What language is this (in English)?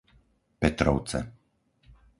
Slovak